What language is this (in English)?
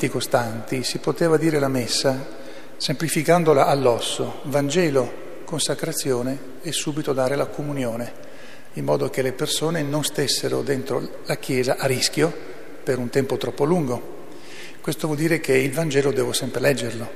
Italian